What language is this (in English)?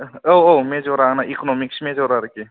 Bodo